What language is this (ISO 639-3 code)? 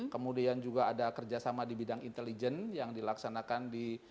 ind